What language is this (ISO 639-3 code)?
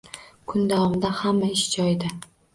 uzb